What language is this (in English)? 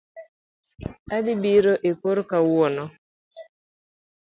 Luo (Kenya and Tanzania)